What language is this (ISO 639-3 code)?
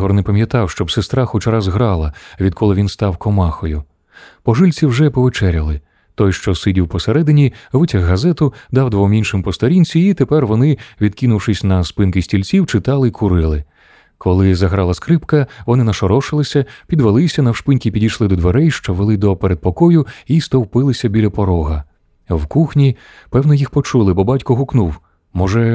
ukr